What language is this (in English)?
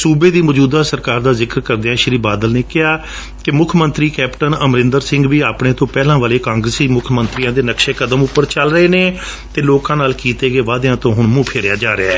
Punjabi